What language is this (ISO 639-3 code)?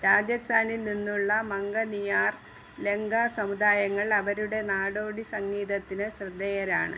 mal